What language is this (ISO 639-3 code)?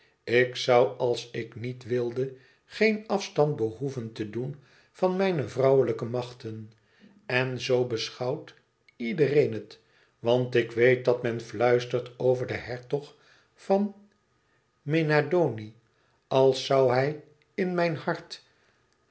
nld